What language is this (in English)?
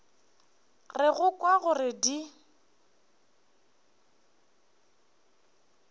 Northern Sotho